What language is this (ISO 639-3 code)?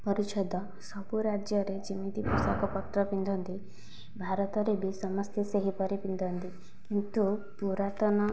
ori